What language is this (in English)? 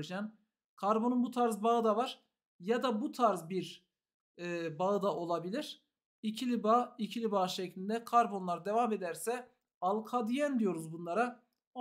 Turkish